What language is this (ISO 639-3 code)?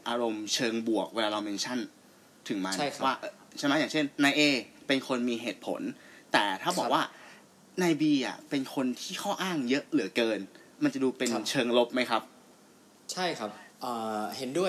tha